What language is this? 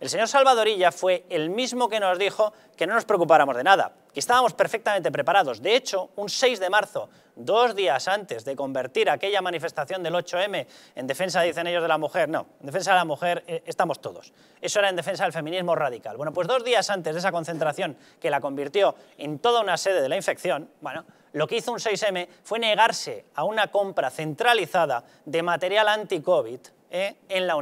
Spanish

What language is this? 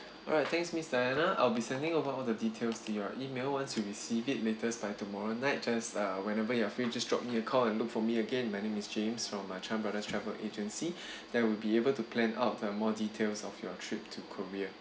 English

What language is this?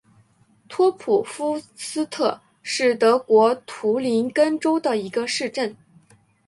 Chinese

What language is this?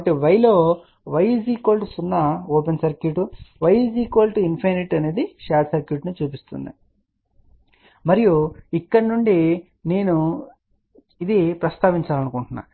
Telugu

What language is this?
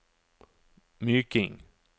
Norwegian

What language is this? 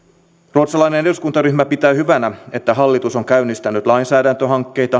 Finnish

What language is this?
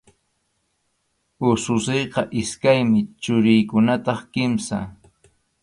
Arequipa-La Unión Quechua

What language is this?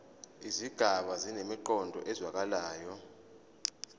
Zulu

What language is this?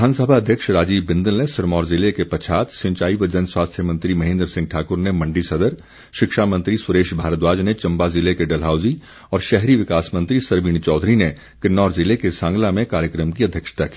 Hindi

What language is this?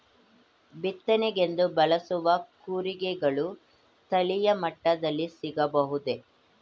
Kannada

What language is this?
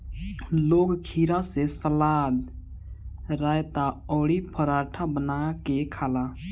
Bhojpuri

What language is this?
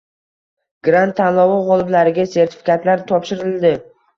Uzbek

